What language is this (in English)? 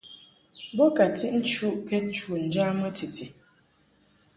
Mungaka